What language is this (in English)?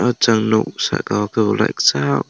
Kok Borok